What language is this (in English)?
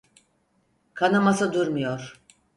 Turkish